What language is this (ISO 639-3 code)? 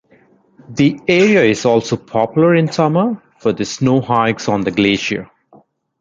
eng